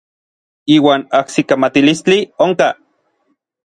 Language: Orizaba Nahuatl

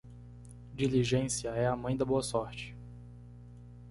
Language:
Portuguese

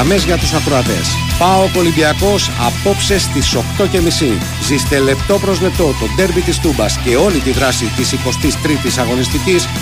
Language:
Greek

